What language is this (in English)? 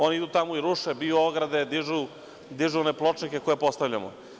Serbian